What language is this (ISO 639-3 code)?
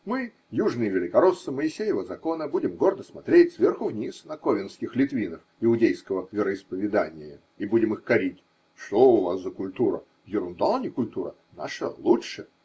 rus